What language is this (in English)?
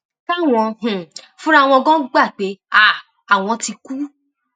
Yoruba